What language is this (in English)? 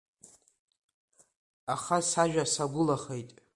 Abkhazian